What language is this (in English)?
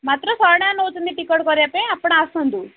Odia